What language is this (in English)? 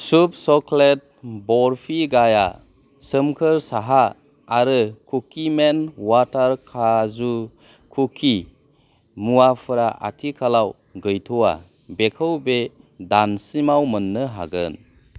Bodo